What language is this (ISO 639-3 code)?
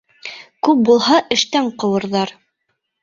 bak